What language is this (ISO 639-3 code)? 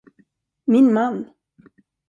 swe